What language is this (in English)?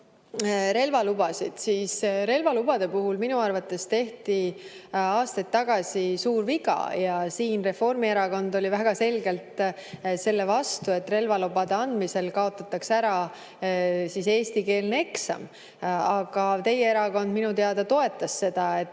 Estonian